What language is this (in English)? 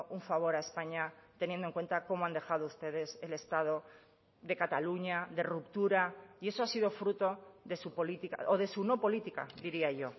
Spanish